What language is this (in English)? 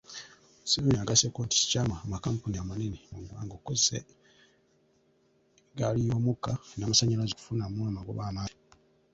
Ganda